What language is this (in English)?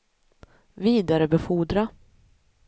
Swedish